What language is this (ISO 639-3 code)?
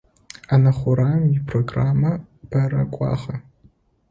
ady